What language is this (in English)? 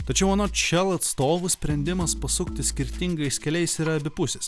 Lithuanian